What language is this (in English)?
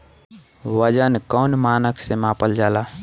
Bhojpuri